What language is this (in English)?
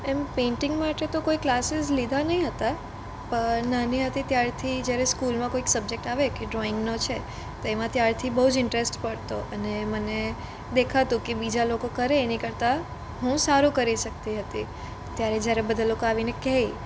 Gujarati